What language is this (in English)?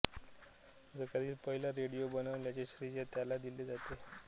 Marathi